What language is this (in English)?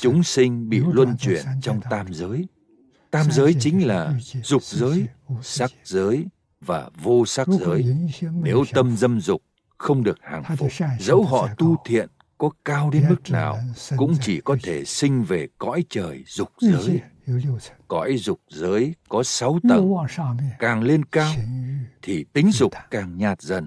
Vietnamese